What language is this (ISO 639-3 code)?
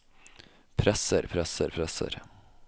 nor